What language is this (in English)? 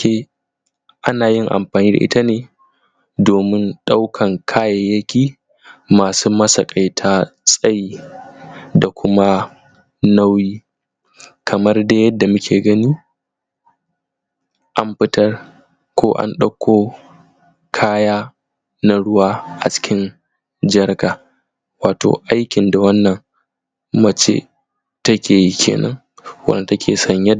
Hausa